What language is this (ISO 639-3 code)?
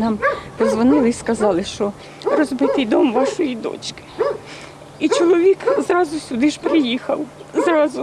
ukr